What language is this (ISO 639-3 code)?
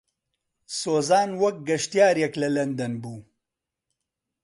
ckb